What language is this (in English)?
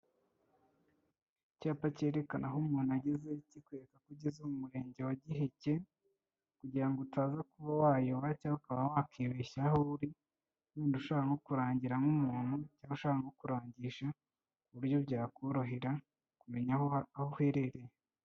Kinyarwanda